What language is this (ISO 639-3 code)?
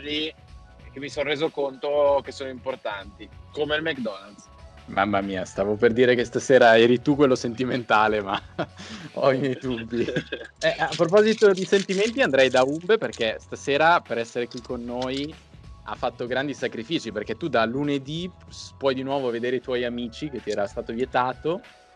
ita